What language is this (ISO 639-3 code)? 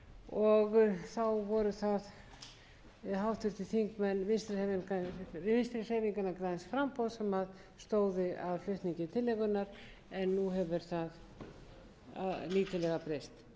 isl